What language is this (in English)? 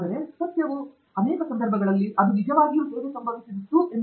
Kannada